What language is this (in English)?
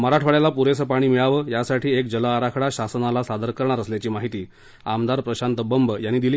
Marathi